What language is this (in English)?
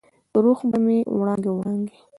Pashto